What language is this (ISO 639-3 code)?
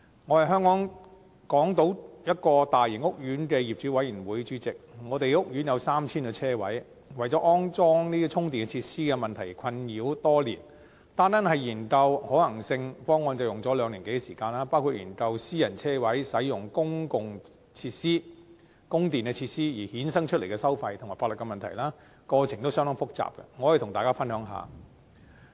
yue